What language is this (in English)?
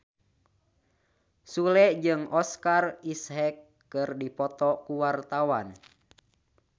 Sundanese